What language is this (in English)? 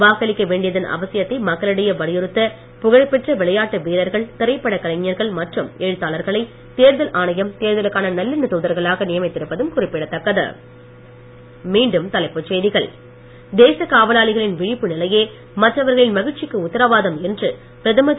Tamil